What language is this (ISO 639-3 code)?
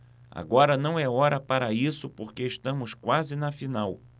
por